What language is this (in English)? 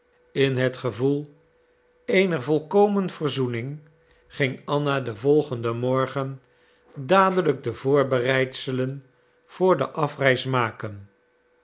Dutch